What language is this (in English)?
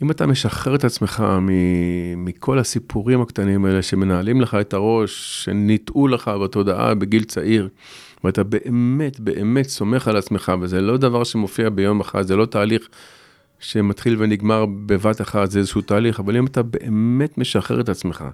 Hebrew